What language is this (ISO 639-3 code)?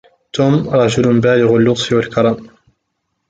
ara